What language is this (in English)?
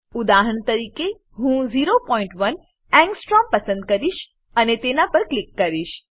Gujarati